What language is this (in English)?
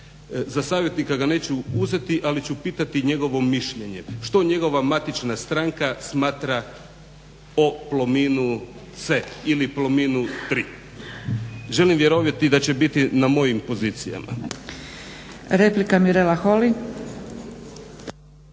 Croatian